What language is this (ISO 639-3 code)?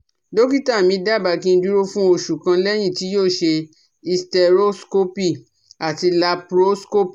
yor